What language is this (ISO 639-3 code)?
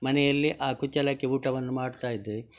kan